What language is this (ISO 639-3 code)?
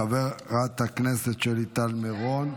heb